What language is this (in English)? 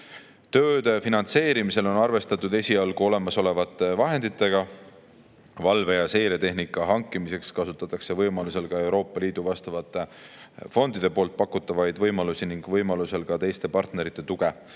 Estonian